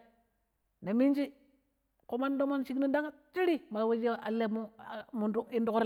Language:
Pero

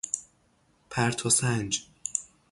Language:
Persian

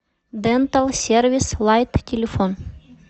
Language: Russian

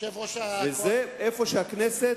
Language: Hebrew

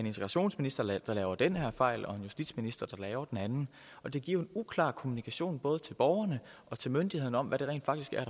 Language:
Danish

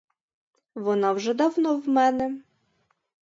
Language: Ukrainian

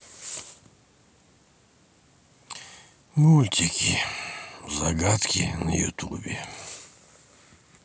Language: Russian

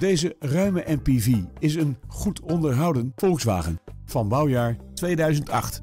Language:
Dutch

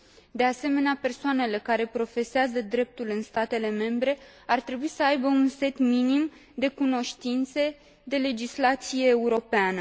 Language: Romanian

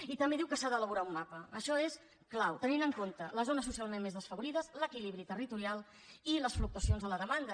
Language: Catalan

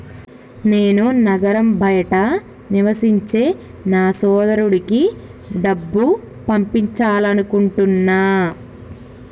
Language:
Telugu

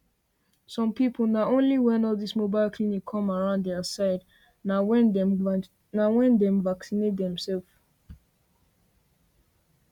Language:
Nigerian Pidgin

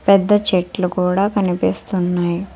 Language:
Telugu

